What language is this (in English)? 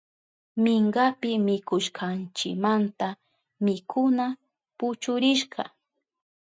Southern Pastaza Quechua